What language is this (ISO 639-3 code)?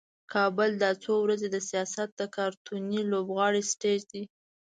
pus